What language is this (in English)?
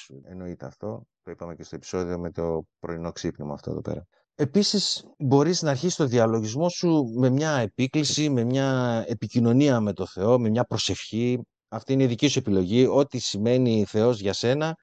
Greek